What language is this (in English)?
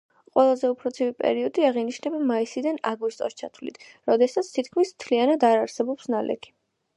Georgian